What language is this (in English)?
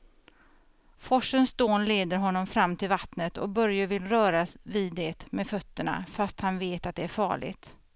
Swedish